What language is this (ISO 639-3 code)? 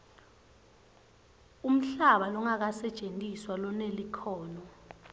ssw